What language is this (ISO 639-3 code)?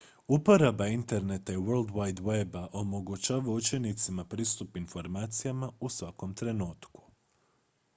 hrv